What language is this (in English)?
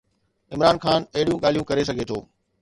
Sindhi